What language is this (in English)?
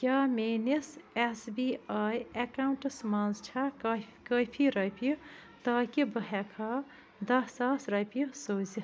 Kashmiri